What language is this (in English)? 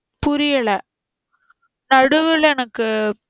Tamil